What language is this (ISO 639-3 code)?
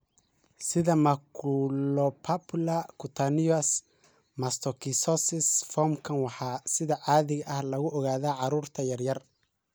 som